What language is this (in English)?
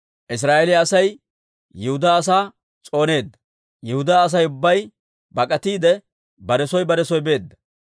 Dawro